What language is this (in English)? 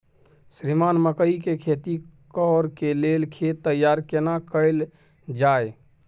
Maithili